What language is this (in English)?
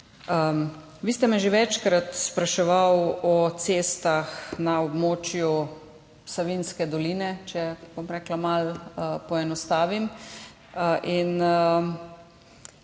Slovenian